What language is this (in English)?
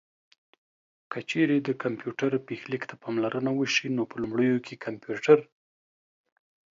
Pashto